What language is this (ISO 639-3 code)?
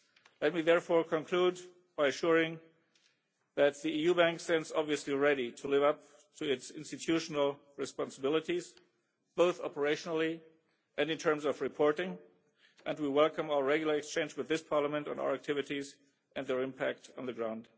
eng